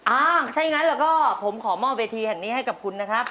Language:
Thai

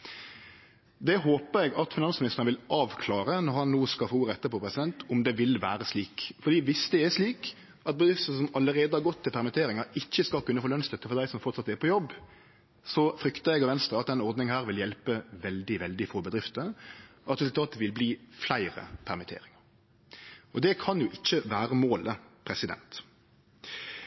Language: Norwegian Nynorsk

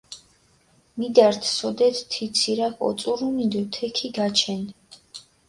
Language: Mingrelian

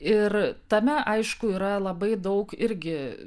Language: Lithuanian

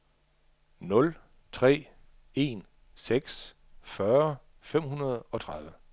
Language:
Danish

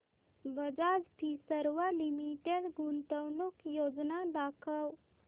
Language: Marathi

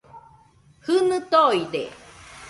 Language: Nüpode Huitoto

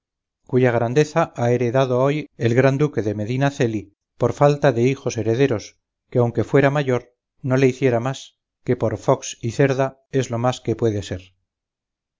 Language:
Spanish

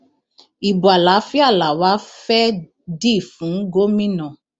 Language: Yoruba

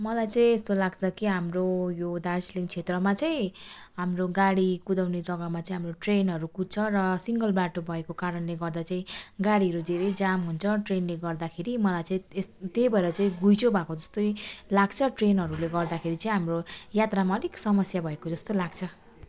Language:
Nepali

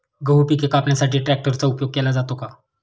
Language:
Marathi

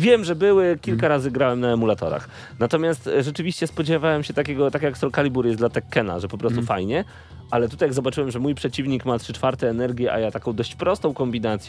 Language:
Polish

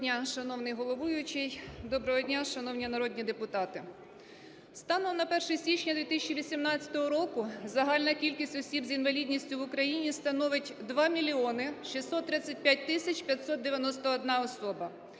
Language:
Ukrainian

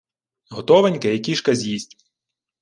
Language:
Ukrainian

